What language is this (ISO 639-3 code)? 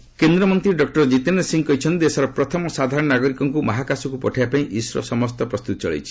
ori